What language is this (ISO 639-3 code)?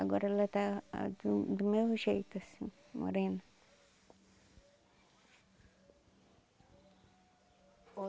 por